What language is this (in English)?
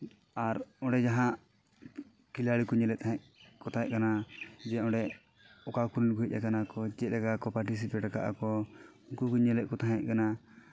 Santali